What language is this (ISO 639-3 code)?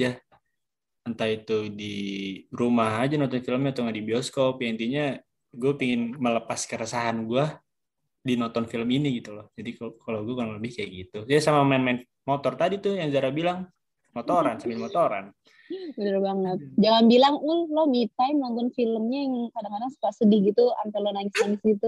ind